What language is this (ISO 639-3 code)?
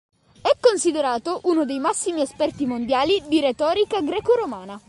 ita